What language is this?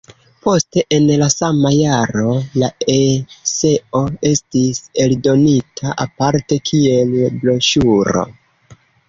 Esperanto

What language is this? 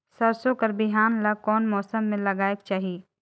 Chhattisgarhi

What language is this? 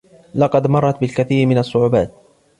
Arabic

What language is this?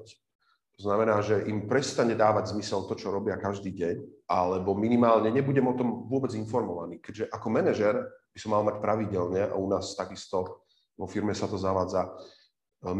Slovak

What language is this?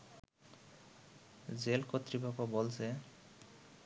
Bangla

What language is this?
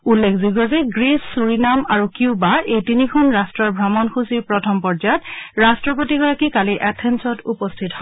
Assamese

